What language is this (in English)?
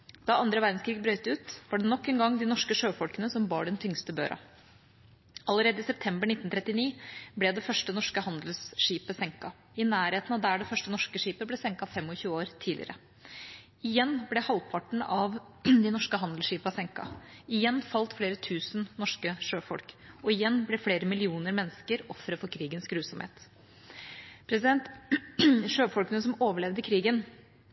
Norwegian Bokmål